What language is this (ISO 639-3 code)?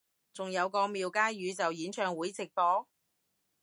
yue